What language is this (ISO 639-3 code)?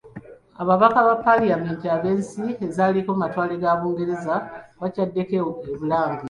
lug